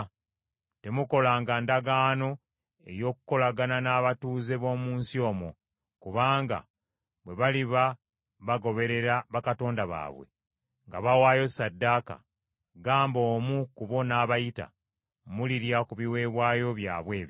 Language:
Ganda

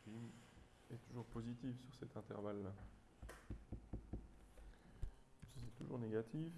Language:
French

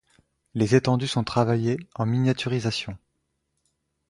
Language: French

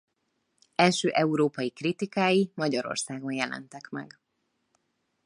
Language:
Hungarian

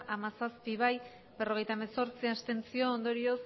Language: Basque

